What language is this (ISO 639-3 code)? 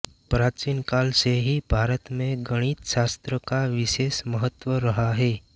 hin